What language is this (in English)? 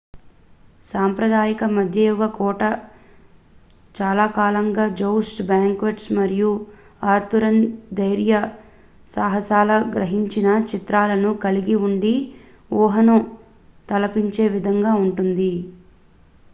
Telugu